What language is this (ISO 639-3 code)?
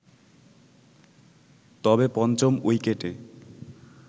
ben